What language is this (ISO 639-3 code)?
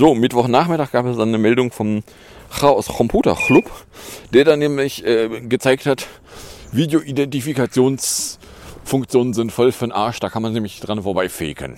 deu